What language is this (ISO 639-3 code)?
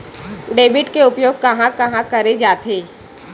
hne